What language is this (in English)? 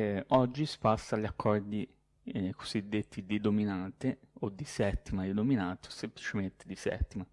Italian